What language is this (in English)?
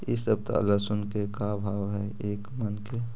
Magahi